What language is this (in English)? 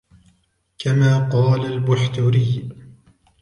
Arabic